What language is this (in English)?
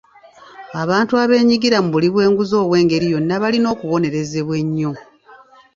Ganda